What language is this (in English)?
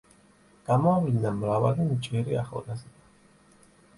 Georgian